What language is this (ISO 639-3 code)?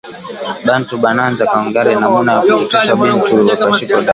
swa